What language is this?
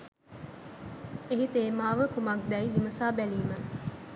Sinhala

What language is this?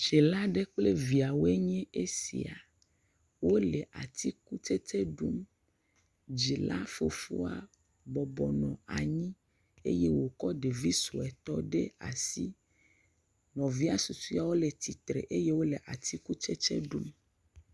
Ewe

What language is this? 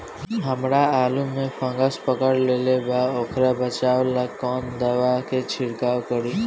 Bhojpuri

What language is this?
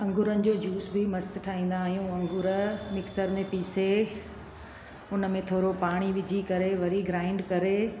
Sindhi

